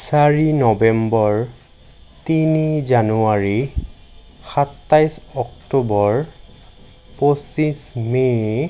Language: Assamese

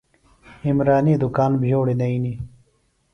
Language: Phalura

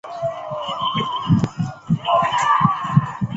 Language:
Chinese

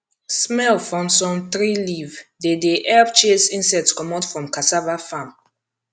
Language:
Nigerian Pidgin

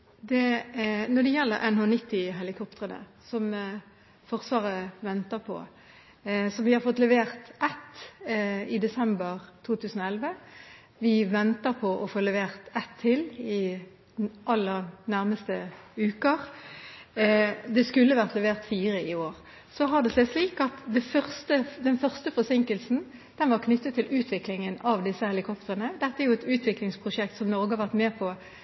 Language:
Norwegian Bokmål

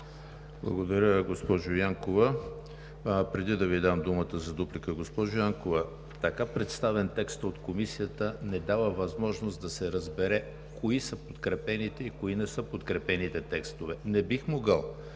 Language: Bulgarian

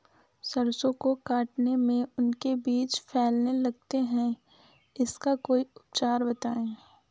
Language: Hindi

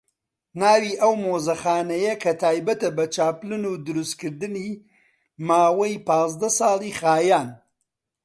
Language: Central Kurdish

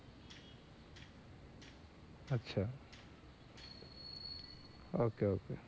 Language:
Bangla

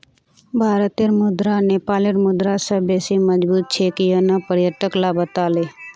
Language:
Magahi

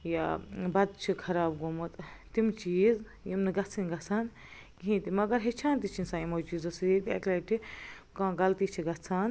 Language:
Kashmiri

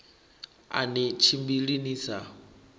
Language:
Venda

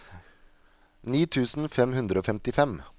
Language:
Norwegian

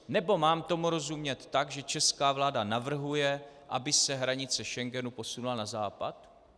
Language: Czech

